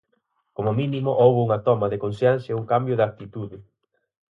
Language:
Galician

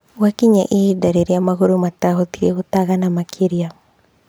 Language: Kikuyu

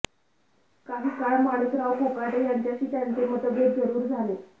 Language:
Marathi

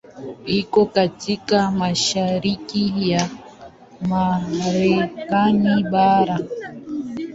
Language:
Swahili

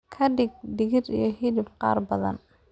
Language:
Somali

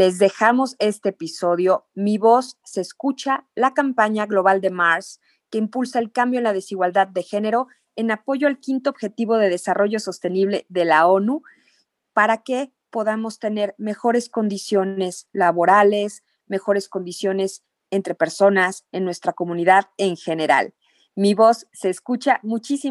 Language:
Spanish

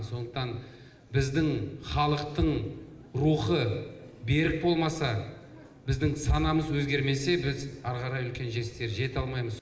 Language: Kazakh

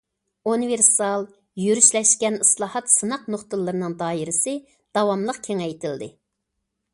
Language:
Uyghur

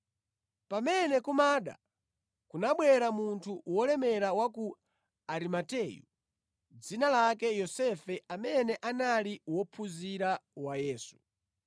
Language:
Nyanja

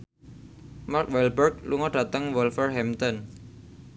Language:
Javanese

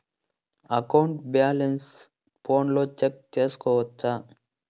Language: Telugu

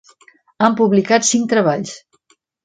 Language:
Catalan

